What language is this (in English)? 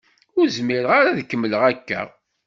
Kabyle